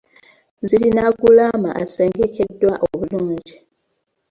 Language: Ganda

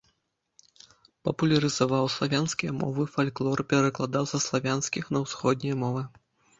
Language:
Belarusian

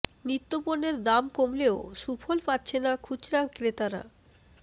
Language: Bangla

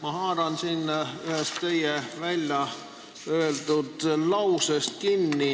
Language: Estonian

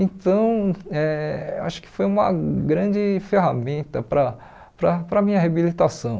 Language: Portuguese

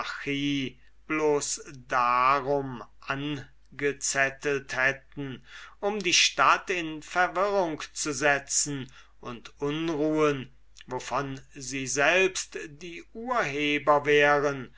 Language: German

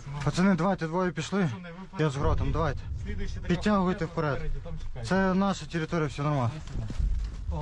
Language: Russian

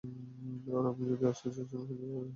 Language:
Bangla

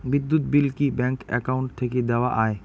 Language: Bangla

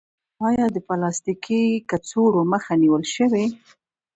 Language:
Pashto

